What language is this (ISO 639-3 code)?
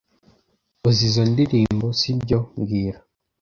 kin